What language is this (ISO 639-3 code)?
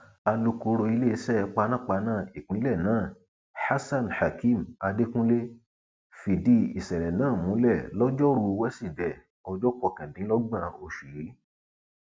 yor